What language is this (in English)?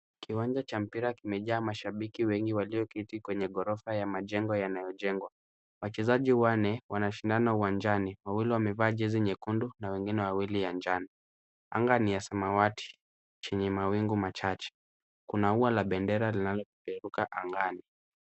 Swahili